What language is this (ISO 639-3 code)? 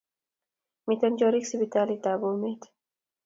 kln